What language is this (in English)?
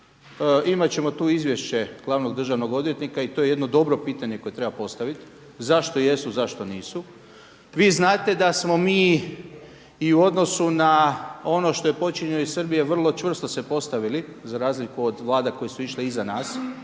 Croatian